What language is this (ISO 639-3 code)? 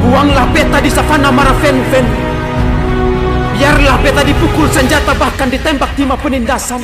ind